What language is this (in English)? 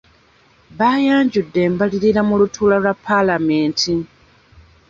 Ganda